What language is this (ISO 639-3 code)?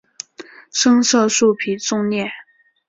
zho